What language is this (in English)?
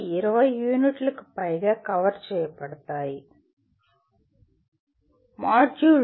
Telugu